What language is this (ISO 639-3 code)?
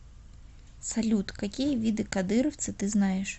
rus